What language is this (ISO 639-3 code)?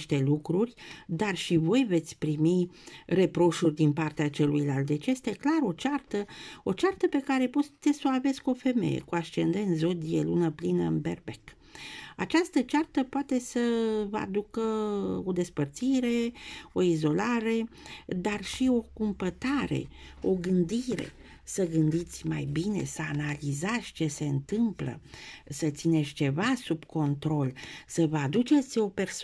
ron